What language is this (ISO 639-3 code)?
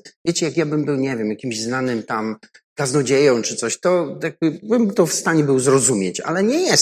pol